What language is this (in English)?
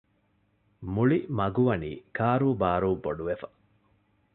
Divehi